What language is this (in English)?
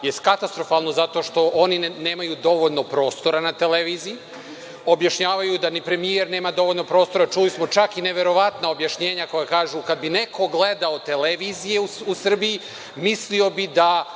Serbian